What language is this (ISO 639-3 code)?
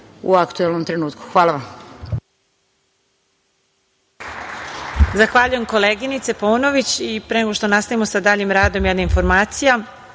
srp